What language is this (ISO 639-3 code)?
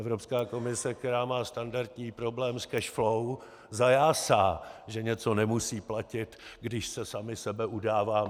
ces